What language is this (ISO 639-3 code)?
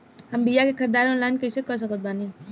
bho